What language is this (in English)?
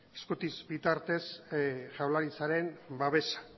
Basque